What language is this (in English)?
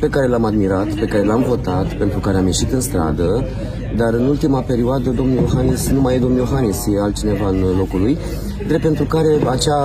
Romanian